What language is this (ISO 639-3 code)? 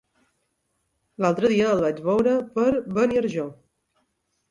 cat